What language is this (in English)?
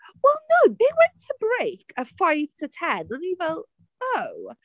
Welsh